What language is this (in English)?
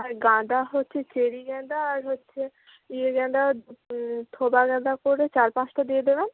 Bangla